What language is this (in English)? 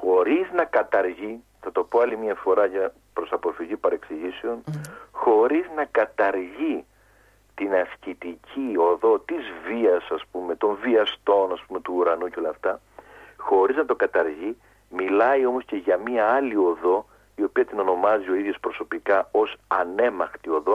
Greek